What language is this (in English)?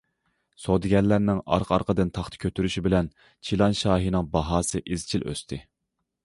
Uyghur